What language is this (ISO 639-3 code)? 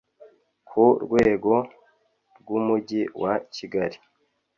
kin